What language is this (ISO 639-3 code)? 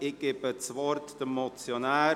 gsw